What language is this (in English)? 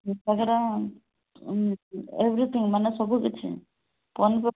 Odia